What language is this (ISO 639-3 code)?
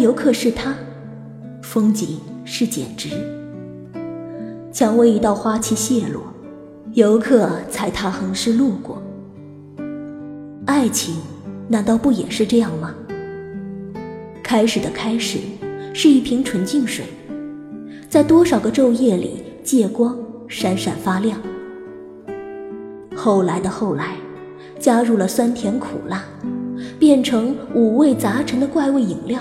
zho